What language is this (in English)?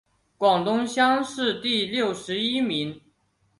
Chinese